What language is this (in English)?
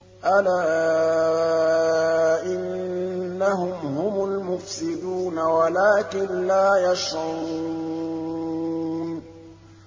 Arabic